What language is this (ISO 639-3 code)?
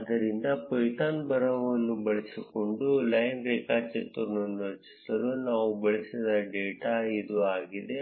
kan